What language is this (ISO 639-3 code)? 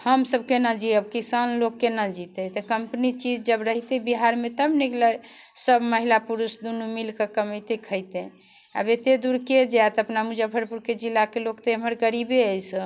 mai